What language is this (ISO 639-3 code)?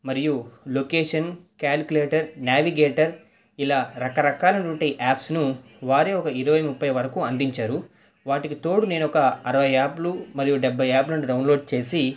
tel